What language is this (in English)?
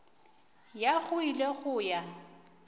Northern Sotho